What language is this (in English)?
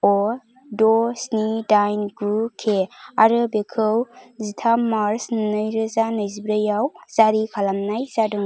Bodo